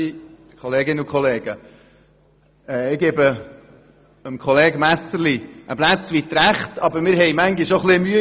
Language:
Swiss German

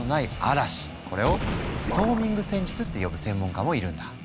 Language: Japanese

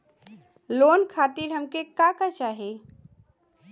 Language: Bhojpuri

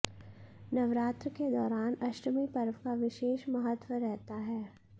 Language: Hindi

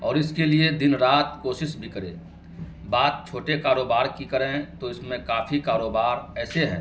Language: Urdu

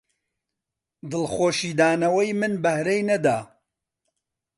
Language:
Central Kurdish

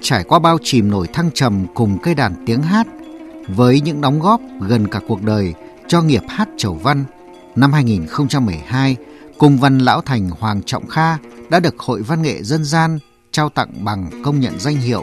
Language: Vietnamese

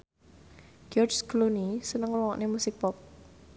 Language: Javanese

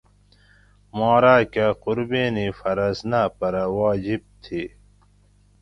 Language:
Gawri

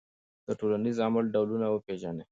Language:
Pashto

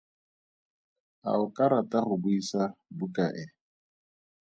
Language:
Tswana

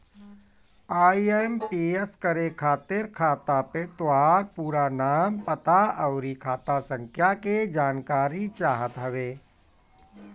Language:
Bhojpuri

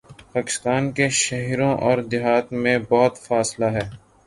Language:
Urdu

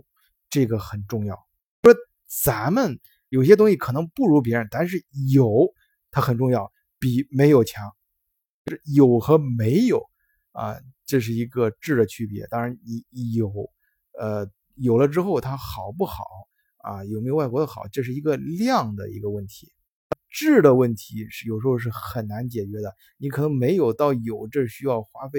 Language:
Chinese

